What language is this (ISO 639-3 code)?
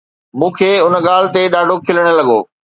snd